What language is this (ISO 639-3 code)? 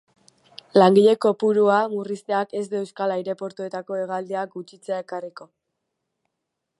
eus